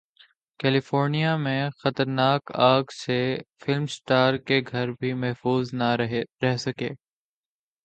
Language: Urdu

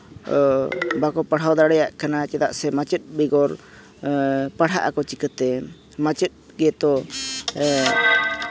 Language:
Santali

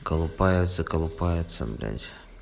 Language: Russian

